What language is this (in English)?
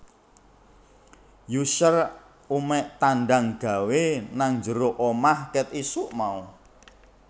Javanese